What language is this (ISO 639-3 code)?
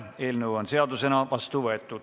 est